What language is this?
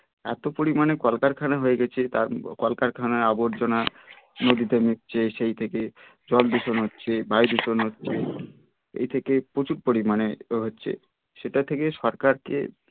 Bangla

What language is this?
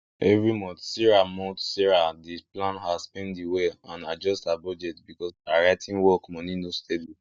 Nigerian Pidgin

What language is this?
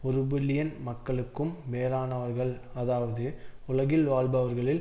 Tamil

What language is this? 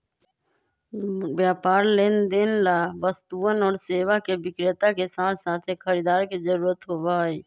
Magahi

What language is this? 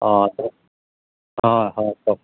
Assamese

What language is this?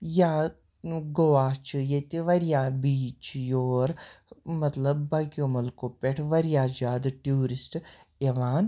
Kashmiri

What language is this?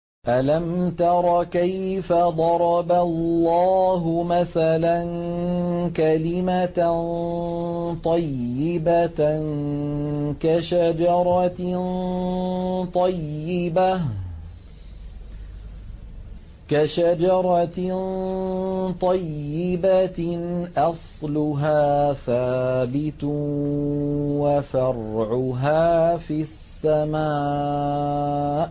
Arabic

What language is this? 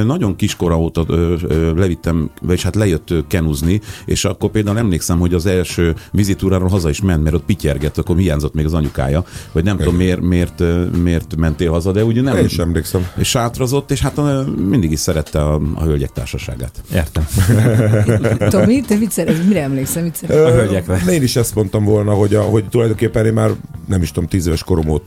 Hungarian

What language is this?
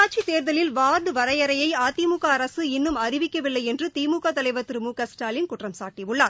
Tamil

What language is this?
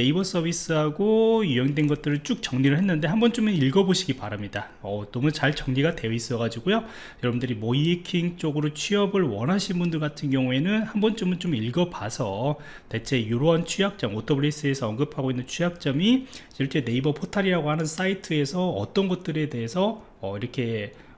Korean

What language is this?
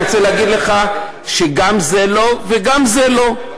Hebrew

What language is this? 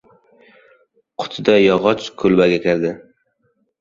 Uzbek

